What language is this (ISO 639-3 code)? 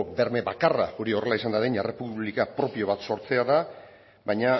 eus